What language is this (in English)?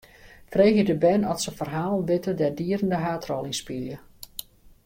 Western Frisian